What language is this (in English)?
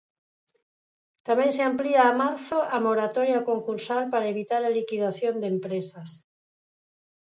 Galician